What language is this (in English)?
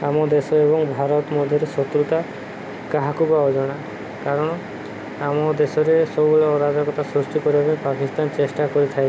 Odia